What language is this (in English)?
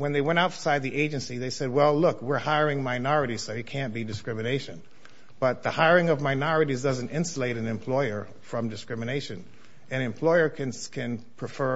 English